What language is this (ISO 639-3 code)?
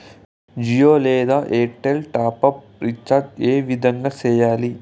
tel